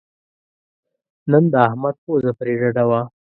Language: Pashto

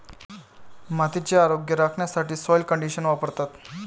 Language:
Marathi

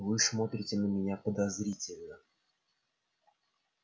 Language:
Russian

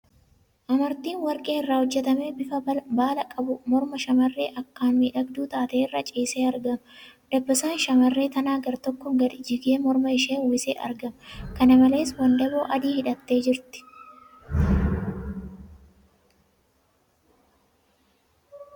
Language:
Oromo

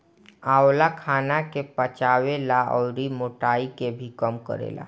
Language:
Bhojpuri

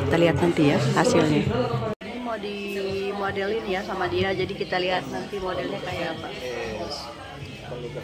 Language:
Indonesian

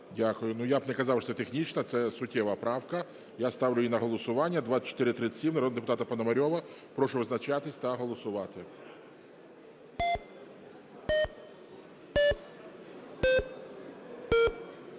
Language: Ukrainian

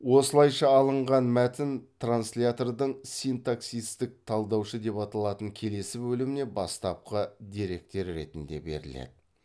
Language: Kazakh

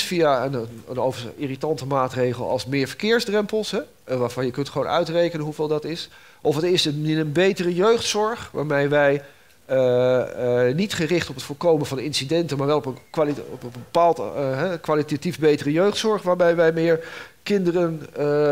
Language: Dutch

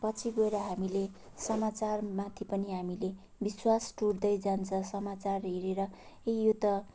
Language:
Nepali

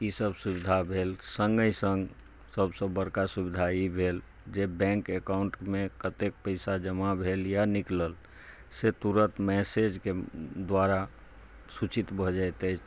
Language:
Maithili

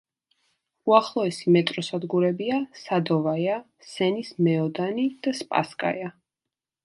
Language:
Georgian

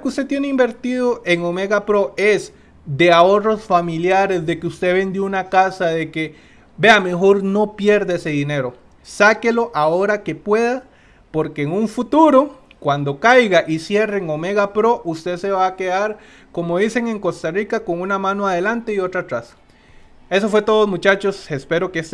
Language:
Spanish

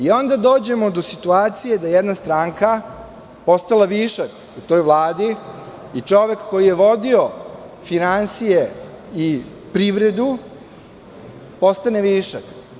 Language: Serbian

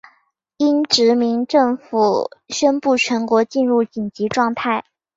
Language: Chinese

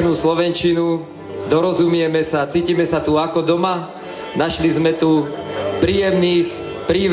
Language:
Romanian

